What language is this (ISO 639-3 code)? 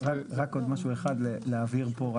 heb